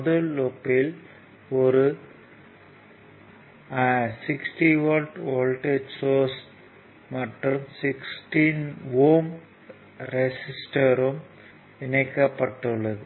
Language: Tamil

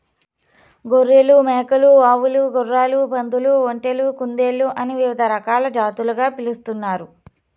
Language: Telugu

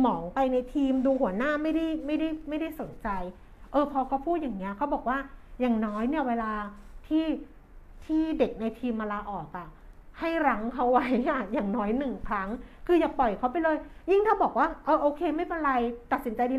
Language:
Thai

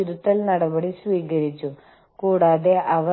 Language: Malayalam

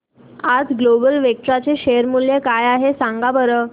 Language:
Marathi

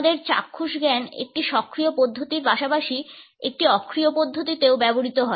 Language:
Bangla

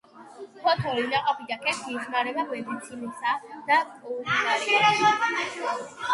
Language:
Georgian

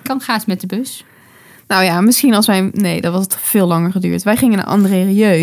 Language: Dutch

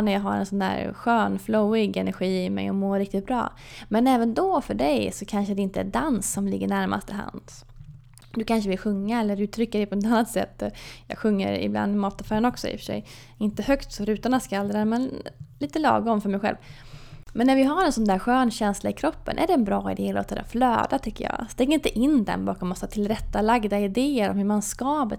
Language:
Swedish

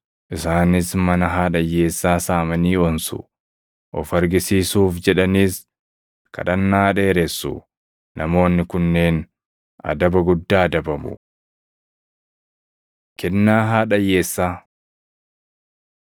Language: Oromo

